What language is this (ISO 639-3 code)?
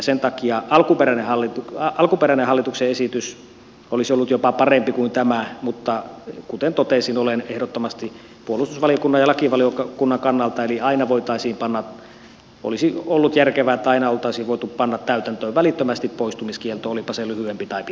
fin